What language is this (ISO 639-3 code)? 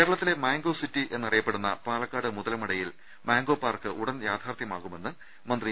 mal